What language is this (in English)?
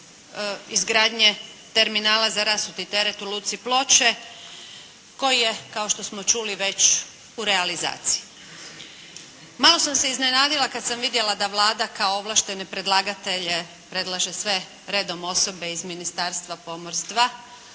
Croatian